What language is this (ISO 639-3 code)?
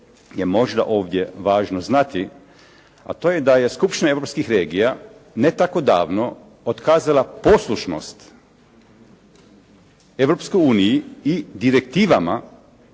hrv